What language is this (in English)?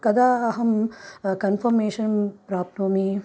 Sanskrit